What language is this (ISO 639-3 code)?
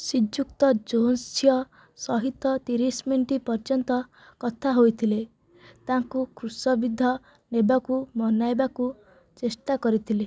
ori